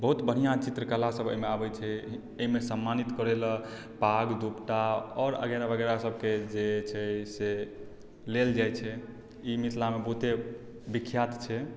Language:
Maithili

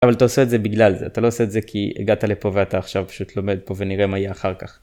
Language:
Hebrew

